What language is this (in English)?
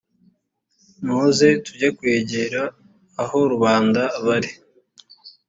Kinyarwanda